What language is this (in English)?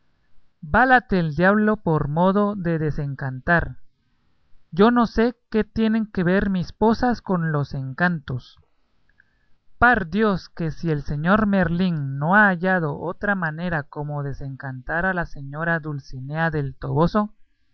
Spanish